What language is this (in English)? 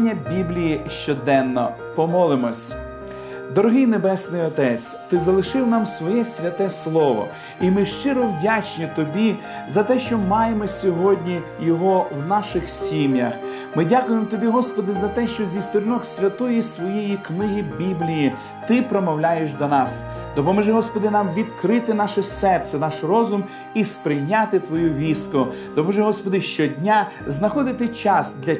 Ukrainian